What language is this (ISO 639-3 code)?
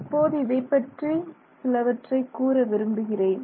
tam